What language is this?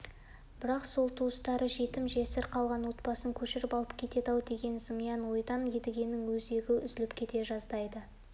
Kazakh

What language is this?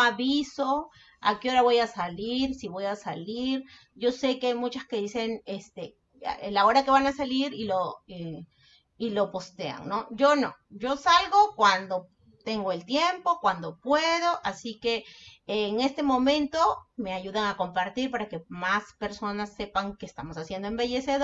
Spanish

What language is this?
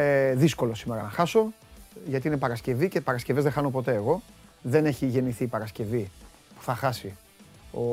Greek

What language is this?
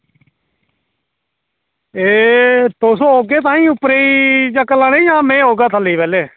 Dogri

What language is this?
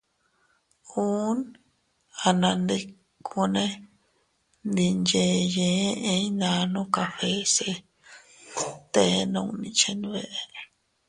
Teutila Cuicatec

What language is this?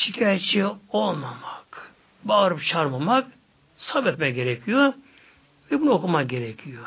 Turkish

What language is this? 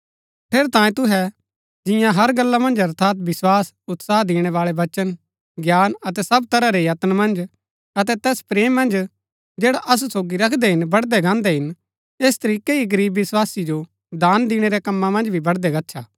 Gaddi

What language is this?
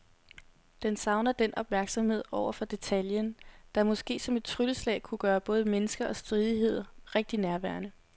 Danish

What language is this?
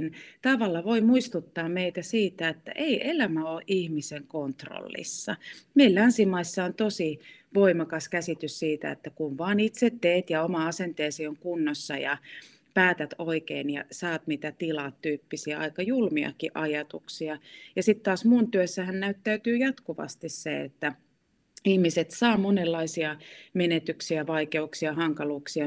Finnish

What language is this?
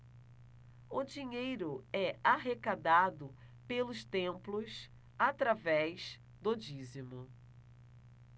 Portuguese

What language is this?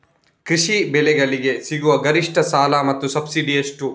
Kannada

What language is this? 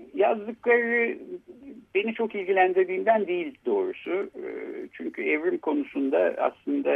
Turkish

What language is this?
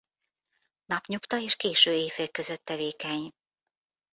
Hungarian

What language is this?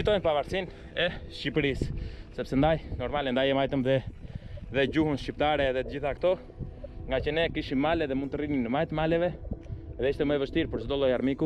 Romanian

